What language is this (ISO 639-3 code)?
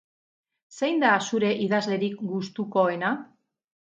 eus